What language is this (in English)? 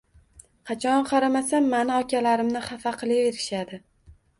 Uzbek